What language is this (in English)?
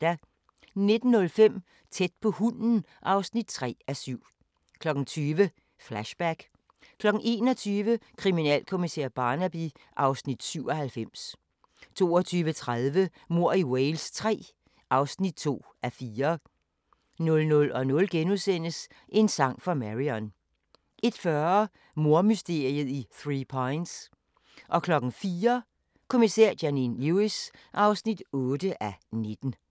Danish